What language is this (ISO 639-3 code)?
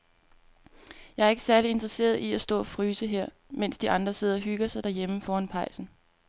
dan